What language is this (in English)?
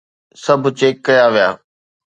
Sindhi